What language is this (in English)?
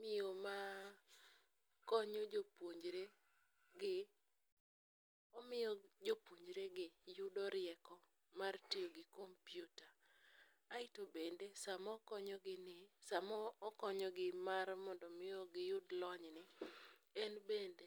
Luo (Kenya and Tanzania)